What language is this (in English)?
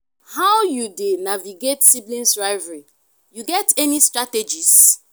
Nigerian Pidgin